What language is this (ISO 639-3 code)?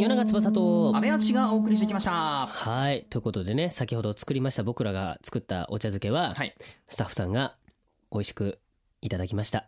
jpn